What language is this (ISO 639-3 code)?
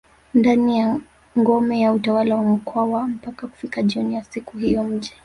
swa